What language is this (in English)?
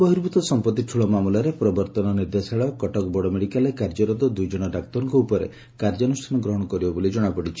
Odia